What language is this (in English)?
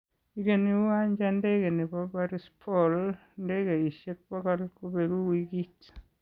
Kalenjin